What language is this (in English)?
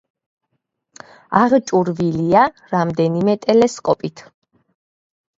Georgian